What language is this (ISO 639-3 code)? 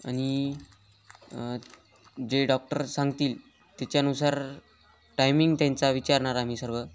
mar